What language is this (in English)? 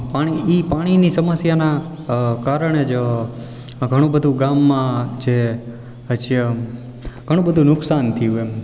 Gujarati